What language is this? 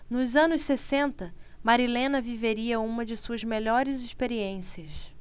Portuguese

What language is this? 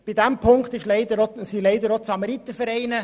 Swiss German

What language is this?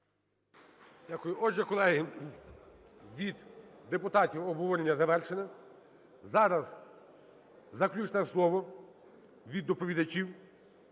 Ukrainian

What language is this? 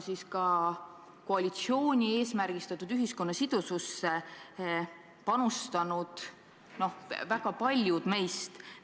Estonian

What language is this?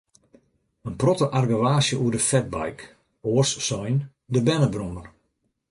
Western Frisian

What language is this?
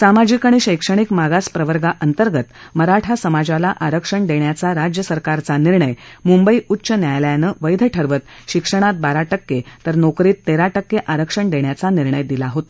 Marathi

